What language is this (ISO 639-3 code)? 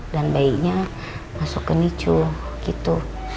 ind